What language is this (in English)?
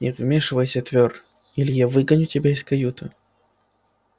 Russian